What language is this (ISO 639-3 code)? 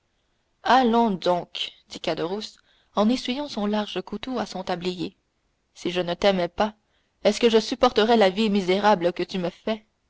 fra